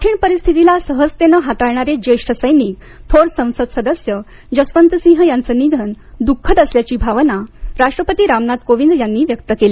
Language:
Marathi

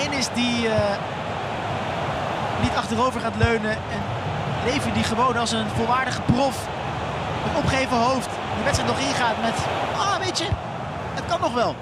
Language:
Dutch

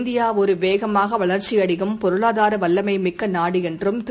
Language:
Tamil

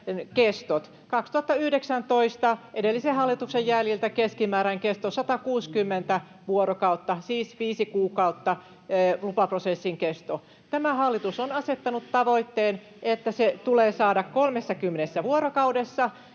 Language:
Finnish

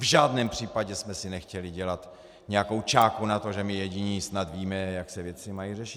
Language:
Czech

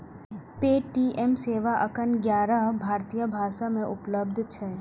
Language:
Maithili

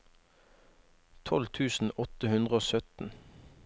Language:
Norwegian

